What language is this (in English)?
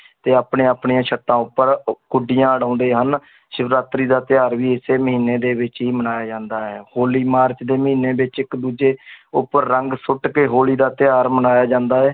Punjabi